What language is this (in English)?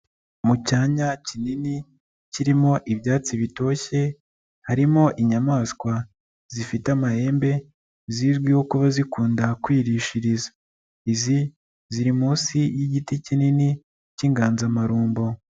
Kinyarwanda